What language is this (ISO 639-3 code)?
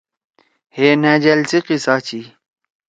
trw